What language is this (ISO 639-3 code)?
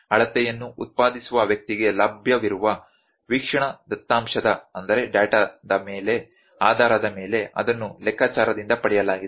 kan